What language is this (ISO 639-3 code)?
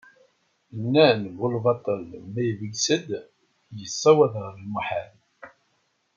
kab